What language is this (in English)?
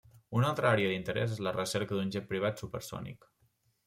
Catalan